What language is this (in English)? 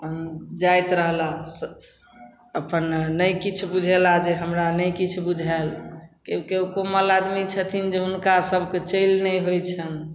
Maithili